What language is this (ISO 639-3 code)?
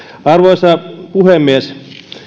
fin